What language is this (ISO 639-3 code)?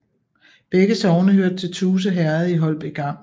dan